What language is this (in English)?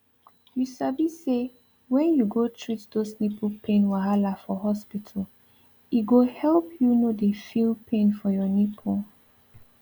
Nigerian Pidgin